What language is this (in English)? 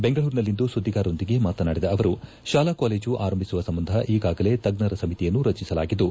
Kannada